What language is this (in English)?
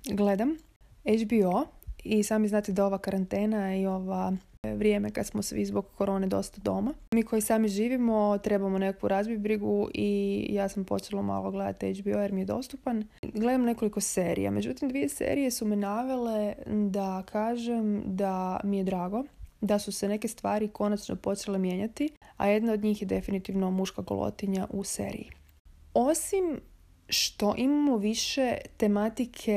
Croatian